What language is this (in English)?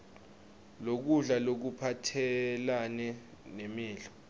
Swati